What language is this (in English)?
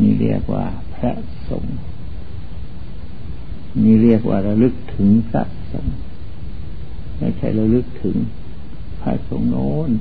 Thai